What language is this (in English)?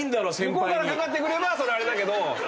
Japanese